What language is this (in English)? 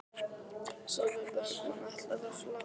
Icelandic